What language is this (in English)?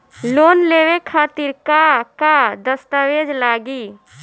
Bhojpuri